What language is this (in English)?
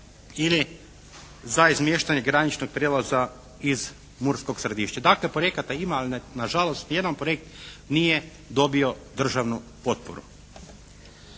Croatian